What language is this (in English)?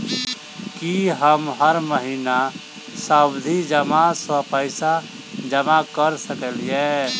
Maithili